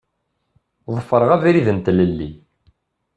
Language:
Kabyle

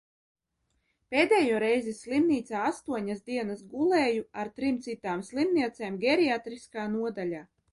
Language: Latvian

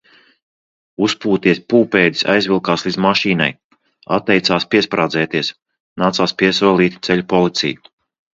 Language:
Latvian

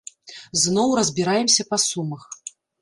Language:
Belarusian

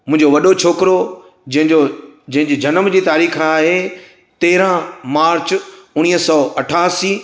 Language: Sindhi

